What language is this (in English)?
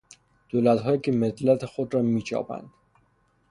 Persian